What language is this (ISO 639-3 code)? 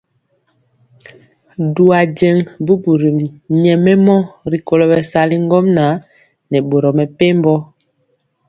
mcx